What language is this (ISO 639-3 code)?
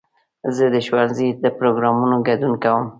pus